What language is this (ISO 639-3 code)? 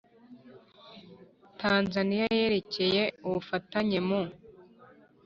kin